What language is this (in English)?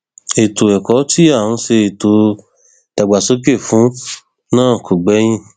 Yoruba